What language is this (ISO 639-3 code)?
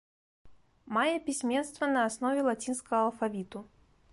bel